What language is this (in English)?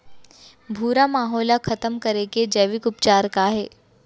Chhattisgarhi